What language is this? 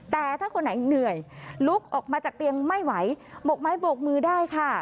Thai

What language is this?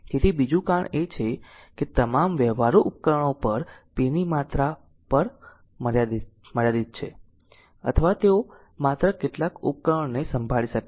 Gujarati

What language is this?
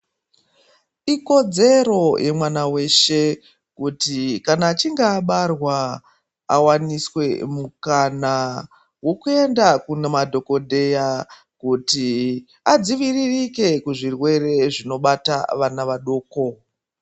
Ndau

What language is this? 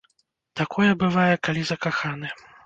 Belarusian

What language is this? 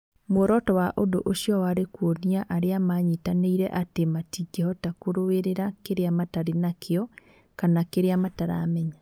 Kikuyu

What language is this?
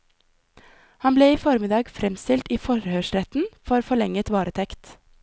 Norwegian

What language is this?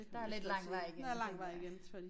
Danish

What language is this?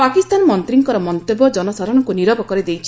Odia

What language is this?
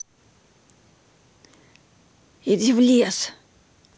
Russian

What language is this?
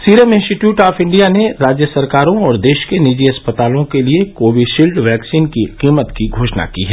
Hindi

